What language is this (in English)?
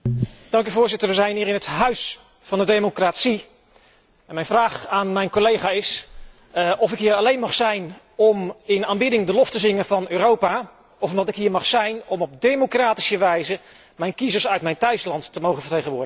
Dutch